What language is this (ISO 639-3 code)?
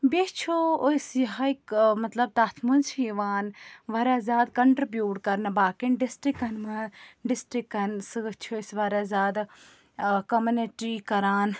kas